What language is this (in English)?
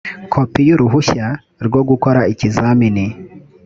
Kinyarwanda